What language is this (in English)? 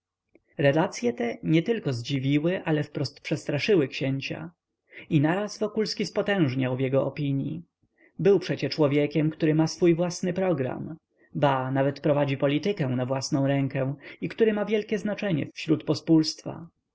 Polish